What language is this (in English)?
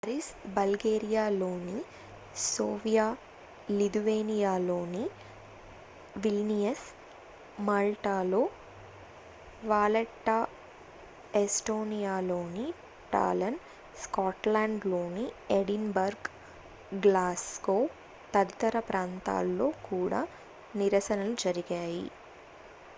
Telugu